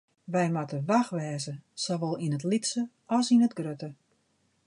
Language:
Western Frisian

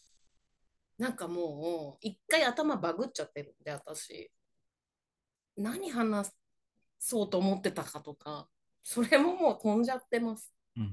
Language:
Japanese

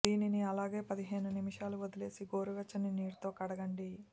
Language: Telugu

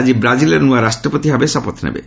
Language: Odia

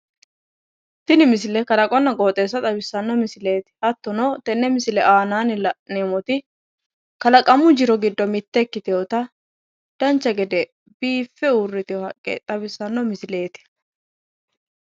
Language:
Sidamo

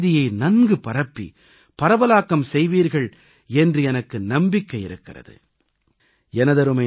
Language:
Tamil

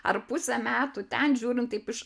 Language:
Lithuanian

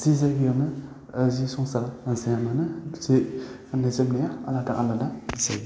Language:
Bodo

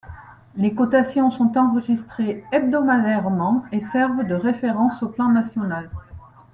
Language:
French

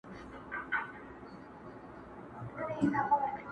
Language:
Pashto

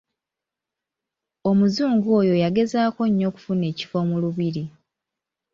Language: Ganda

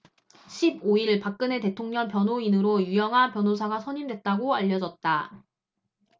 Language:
Korean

